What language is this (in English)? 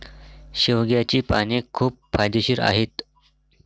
Marathi